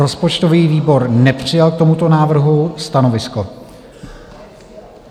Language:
Czech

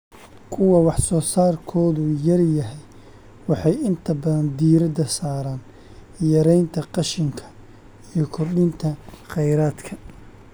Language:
Somali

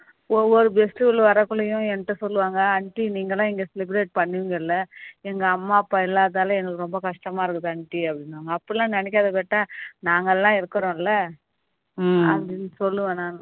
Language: Tamil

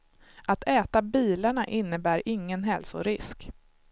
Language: Swedish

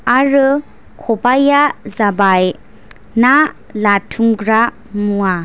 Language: Bodo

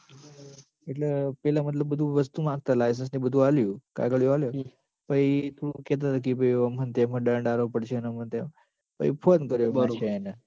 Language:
Gujarati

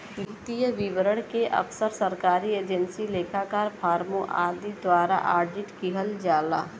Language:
Bhojpuri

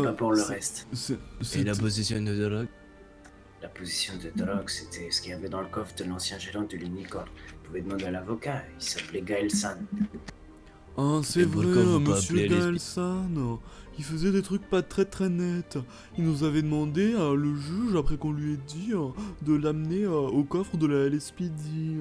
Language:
French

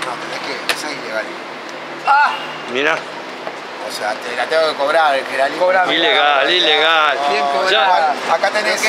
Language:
Spanish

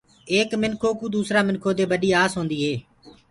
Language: Gurgula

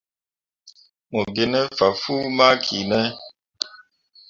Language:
Mundang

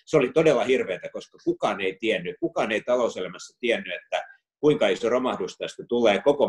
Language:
Finnish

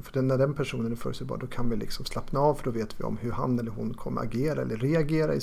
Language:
Swedish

